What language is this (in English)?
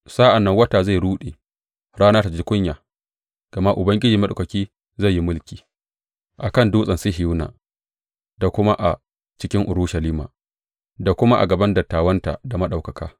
Hausa